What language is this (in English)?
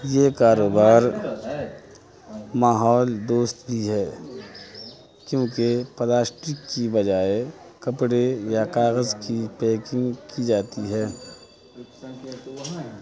Urdu